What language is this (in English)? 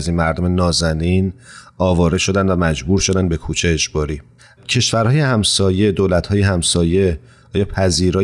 Persian